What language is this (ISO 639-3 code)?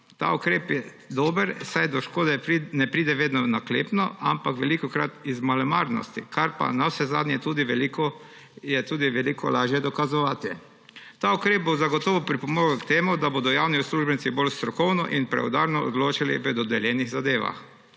slv